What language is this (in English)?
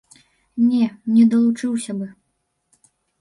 Belarusian